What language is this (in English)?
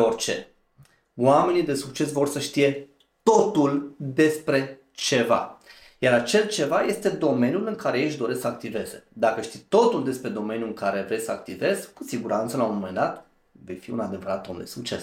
Romanian